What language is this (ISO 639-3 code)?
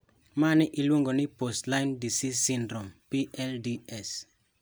luo